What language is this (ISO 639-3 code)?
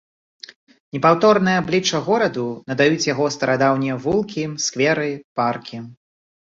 bel